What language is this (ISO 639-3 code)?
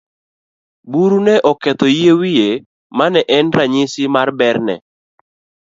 luo